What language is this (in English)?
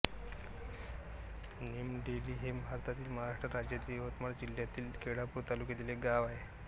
Marathi